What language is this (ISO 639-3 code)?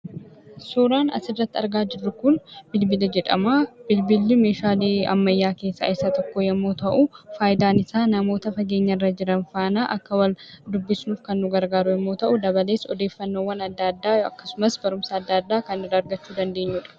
orm